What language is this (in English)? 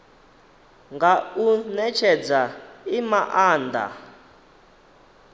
Venda